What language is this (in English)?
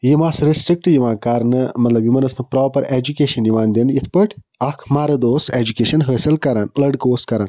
Kashmiri